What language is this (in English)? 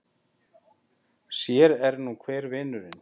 Icelandic